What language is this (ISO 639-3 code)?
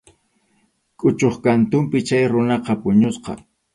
qxu